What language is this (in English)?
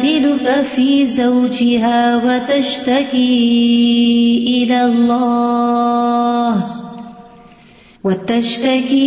Urdu